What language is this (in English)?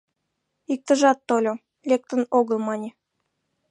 Mari